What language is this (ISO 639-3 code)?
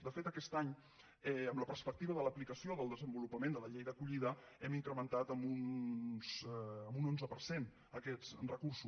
cat